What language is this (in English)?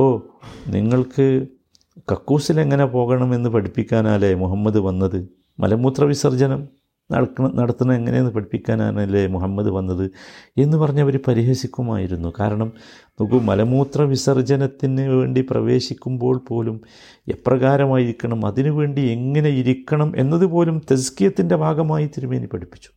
Malayalam